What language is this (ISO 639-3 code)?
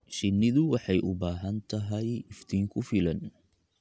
som